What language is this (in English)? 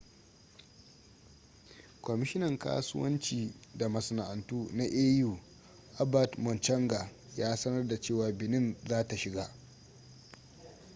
Hausa